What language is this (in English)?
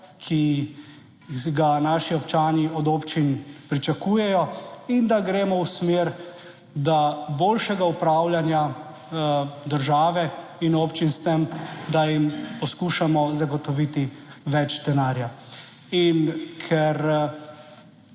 Slovenian